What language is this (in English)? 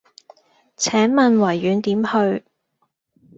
Cantonese